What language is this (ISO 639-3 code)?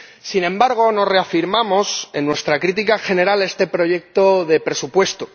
spa